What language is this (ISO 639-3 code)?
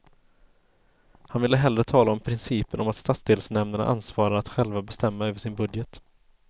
swe